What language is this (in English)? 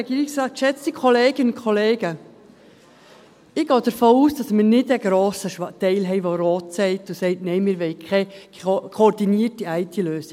Swiss German